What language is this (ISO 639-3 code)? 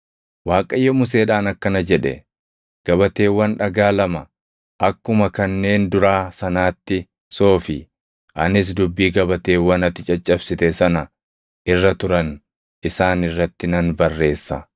orm